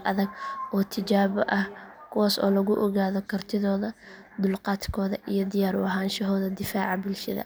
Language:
Somali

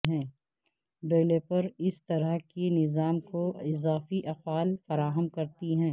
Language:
Urdu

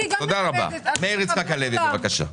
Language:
Hebrew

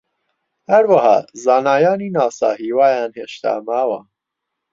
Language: Central Kurdish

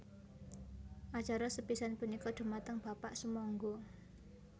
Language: Javanese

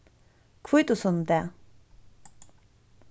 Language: Faroese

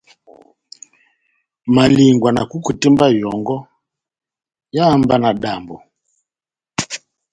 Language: Batanga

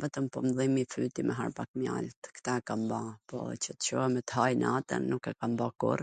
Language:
Gheg Albanian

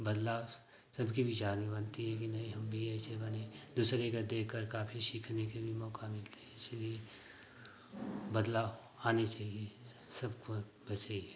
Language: Hindi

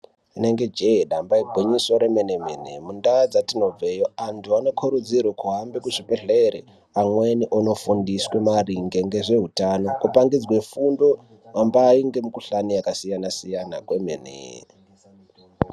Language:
Ndau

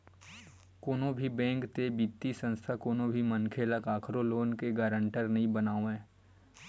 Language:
Chhattisgarhi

